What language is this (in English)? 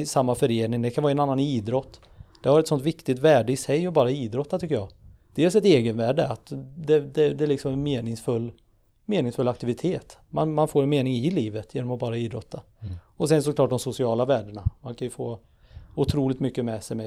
Swedish